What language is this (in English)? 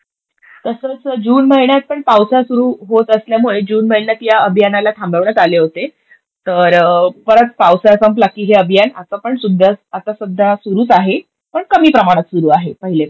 Marathi